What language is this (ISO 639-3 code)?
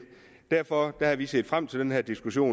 dan